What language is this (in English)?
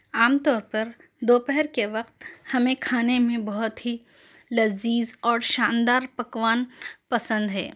Urdu